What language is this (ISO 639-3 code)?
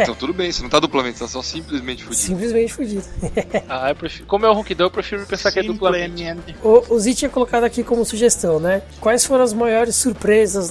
por